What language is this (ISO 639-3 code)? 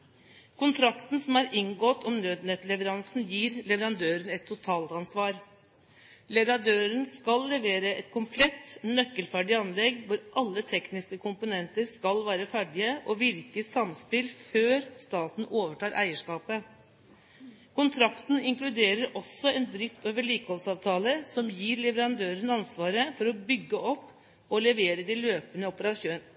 nob